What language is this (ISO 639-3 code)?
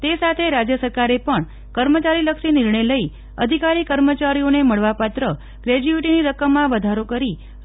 guj